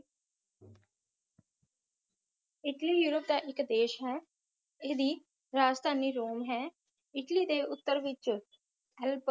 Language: Punjabi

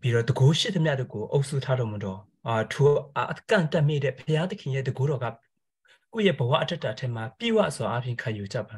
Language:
Korean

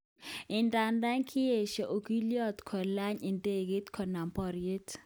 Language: Kalenjin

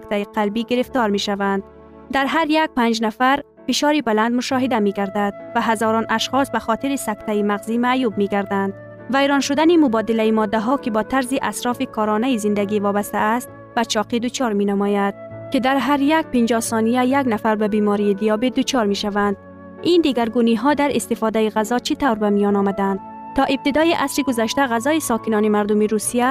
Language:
Persian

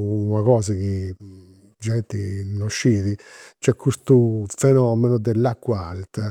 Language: Campidanese Sardinian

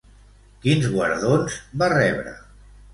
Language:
Catalan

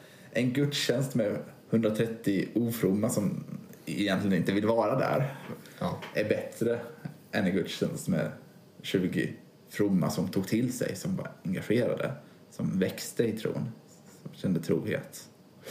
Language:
Swedish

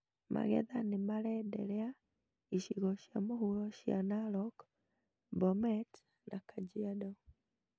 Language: Kikuyu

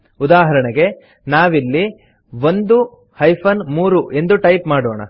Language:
Kannada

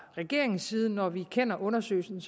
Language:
Danish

